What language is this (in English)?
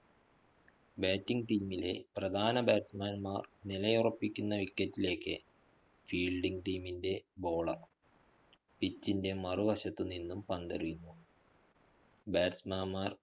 Malayalam